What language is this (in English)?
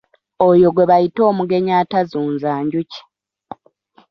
Ganda